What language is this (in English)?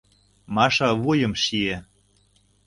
Mari